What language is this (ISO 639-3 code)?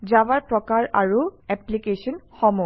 asm